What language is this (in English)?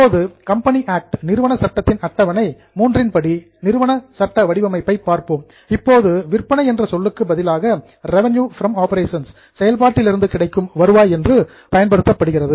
Tamil